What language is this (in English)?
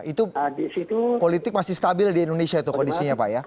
Indonesian